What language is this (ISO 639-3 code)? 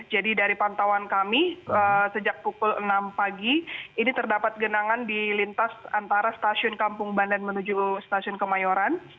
ind